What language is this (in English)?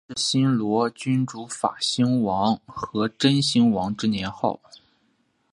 Chinese